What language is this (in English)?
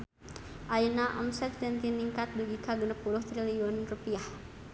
Sundanese